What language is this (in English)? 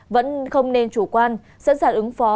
Vietnamese